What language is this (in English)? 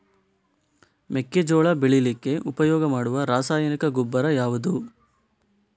Kannada